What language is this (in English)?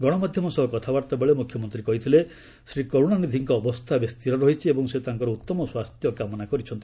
Odia